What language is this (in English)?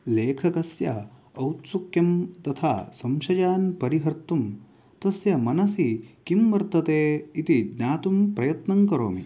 Sanskrit